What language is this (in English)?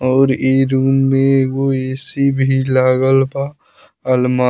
Bhojpuri